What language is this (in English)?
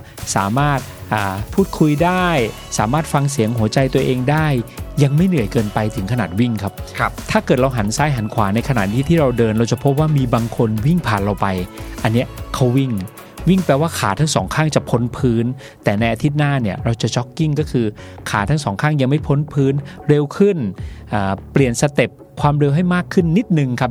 Thai